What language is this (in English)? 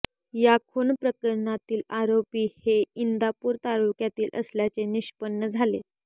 Marathi